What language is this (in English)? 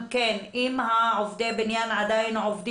Hebrew